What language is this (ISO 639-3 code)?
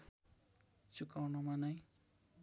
nep